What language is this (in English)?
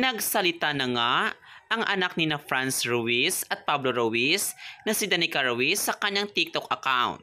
Filipino